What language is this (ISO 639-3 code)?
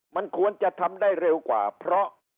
tha